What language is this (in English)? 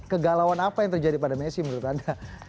Indonesian